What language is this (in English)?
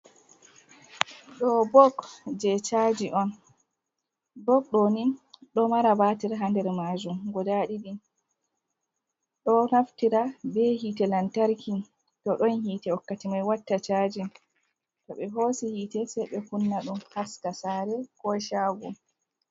Fula